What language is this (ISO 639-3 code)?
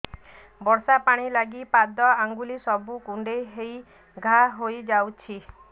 ori